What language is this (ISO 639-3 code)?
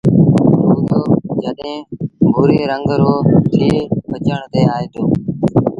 sbn